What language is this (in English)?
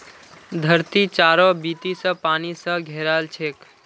Magahi